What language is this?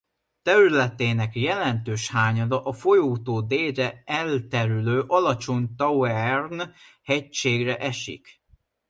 Hungarian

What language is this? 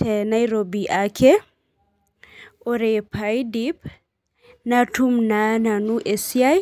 Masai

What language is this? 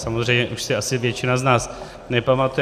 Czech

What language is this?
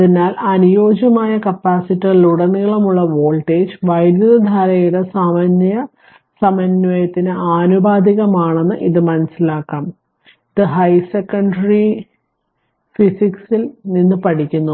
Malayalam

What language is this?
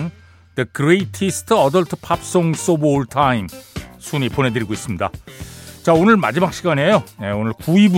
Korean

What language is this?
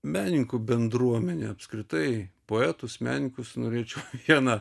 Lithuanian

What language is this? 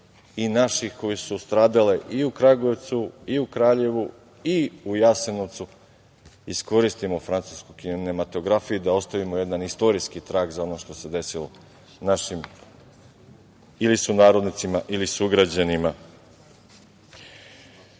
Serbian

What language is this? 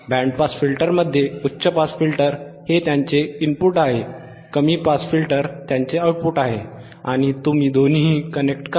Marathi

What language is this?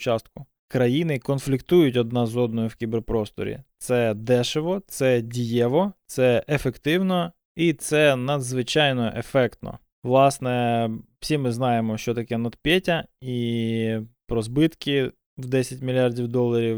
Ukrainian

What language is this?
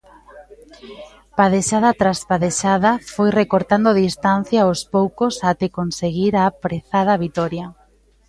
Galician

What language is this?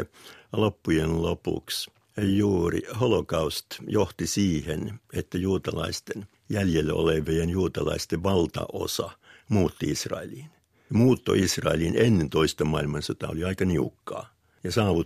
Finnish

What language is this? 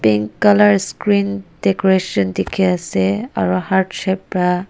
Naga Pidgin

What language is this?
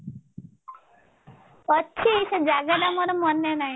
Odia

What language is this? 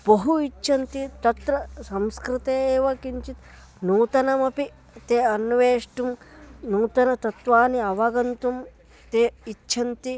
Sanskrit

